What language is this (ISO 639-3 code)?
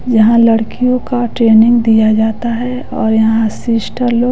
hin